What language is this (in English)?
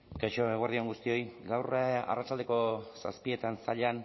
Basque